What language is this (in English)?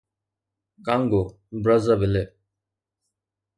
Sindhi